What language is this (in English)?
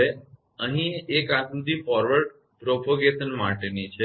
Gujarati